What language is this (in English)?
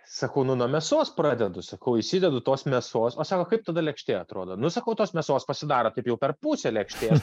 Lithuanian